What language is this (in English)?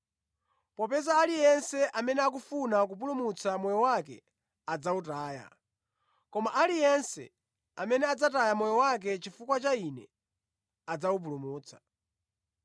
Nyanja